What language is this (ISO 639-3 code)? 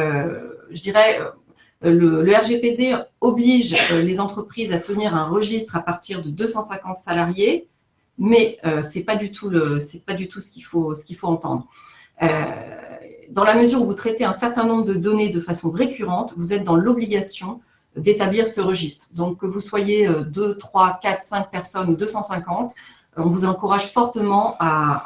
fra